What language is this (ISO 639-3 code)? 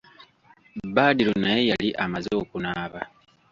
lug